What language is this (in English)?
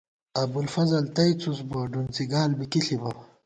Gawar-Bati